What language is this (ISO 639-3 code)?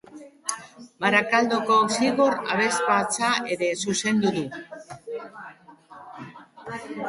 eus